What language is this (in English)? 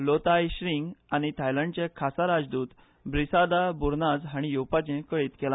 Konkani